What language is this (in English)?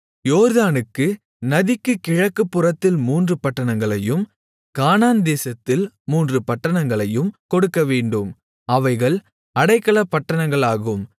Tamil